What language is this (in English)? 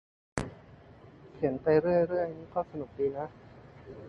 Thai